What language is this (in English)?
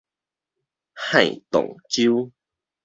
Min Nan Chinese